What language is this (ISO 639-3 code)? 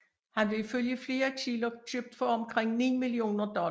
dan